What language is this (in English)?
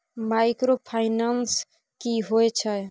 Maithili